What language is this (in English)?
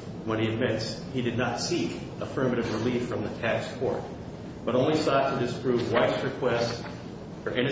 English